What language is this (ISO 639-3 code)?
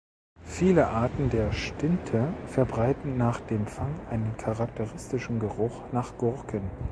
deu